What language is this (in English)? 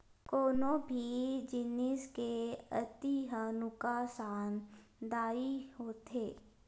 Chhattisgarhi